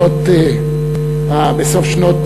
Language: Hebrew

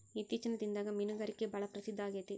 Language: Kannada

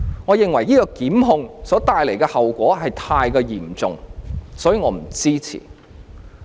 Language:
Cantonese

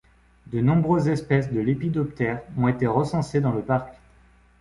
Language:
French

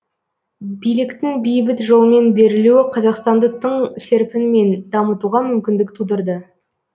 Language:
Kazakh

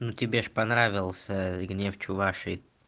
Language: Russian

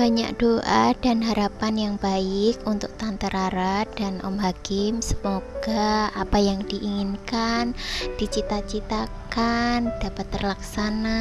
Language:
Indonesian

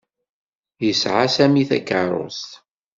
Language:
Kabyle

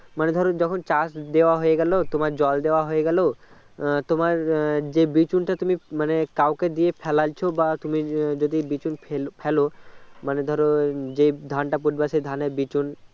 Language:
Bangla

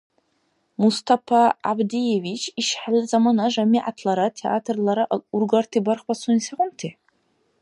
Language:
Dargwa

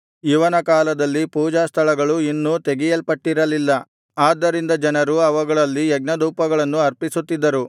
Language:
Kannada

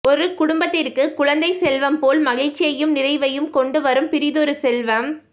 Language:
Tamil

